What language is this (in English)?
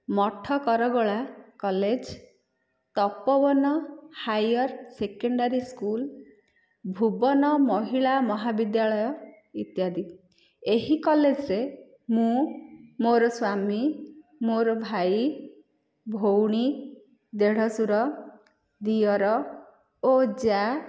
Odia